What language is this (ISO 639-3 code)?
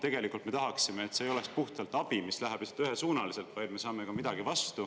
est